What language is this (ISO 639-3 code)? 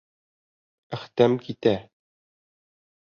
bak